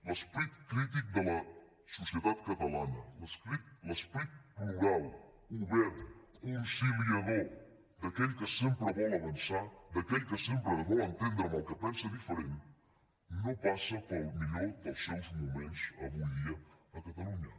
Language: Catalan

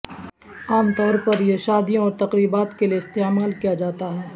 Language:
Urdu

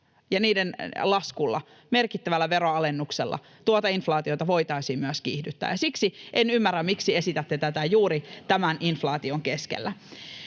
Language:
Finnish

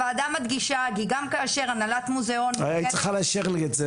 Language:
Hebrew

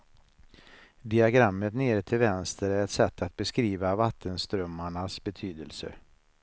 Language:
Swedish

